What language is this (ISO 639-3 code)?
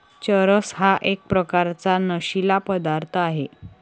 mar